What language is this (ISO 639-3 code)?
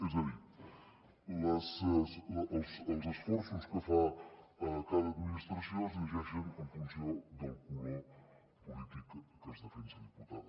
cat